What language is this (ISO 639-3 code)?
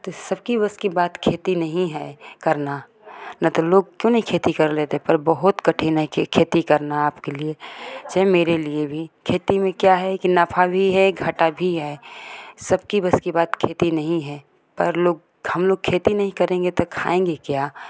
hin